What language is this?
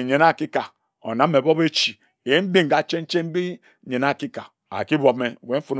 Ejagham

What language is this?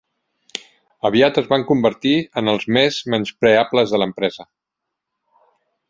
Catalan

